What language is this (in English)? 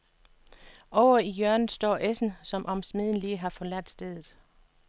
Danish